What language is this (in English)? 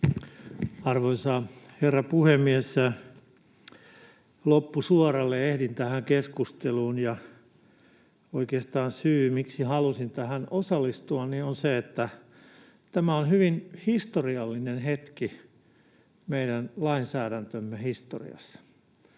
Finnish